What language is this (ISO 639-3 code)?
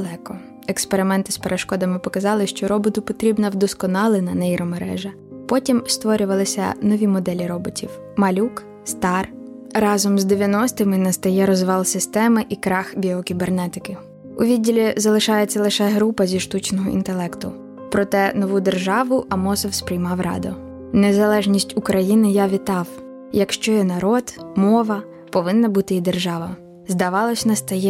ukr